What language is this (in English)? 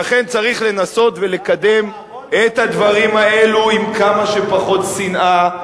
Hebrew